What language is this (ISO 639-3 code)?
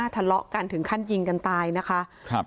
tha